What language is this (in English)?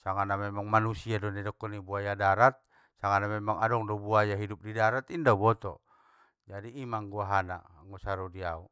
Batak Mandailing